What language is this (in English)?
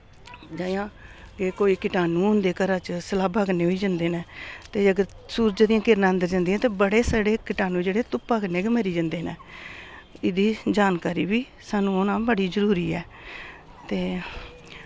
Dogri